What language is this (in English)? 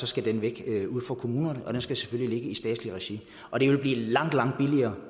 Danish